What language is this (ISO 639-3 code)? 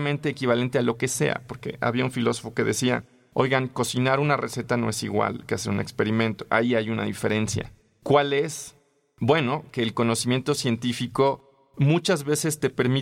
spa